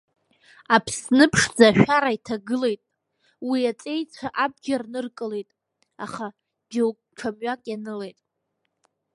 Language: Abkhazian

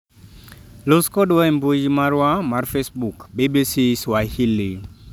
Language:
Luo (Kenya and Tanzania)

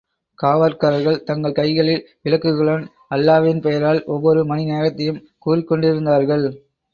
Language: Tamil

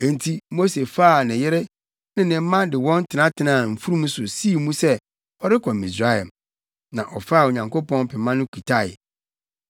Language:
Akan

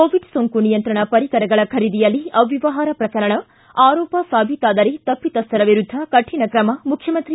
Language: Kannada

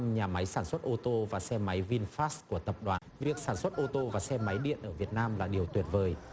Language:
Vietnamese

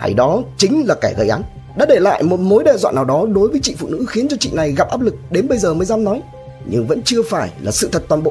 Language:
Vietnamese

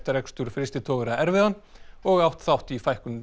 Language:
Icelandic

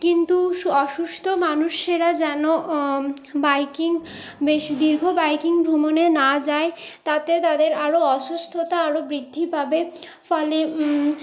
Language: Bangla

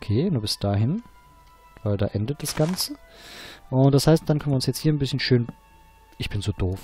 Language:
German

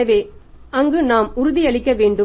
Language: Tamil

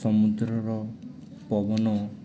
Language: Odia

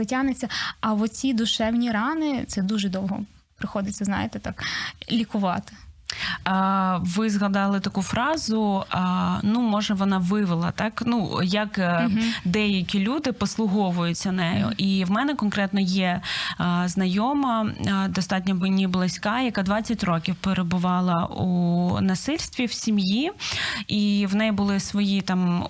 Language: Ukrainian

